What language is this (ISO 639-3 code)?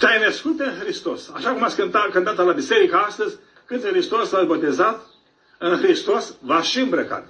ron